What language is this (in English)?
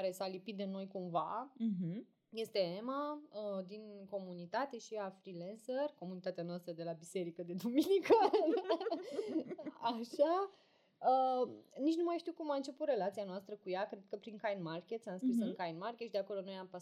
Romanian